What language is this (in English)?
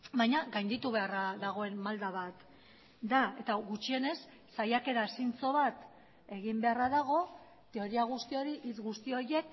Basque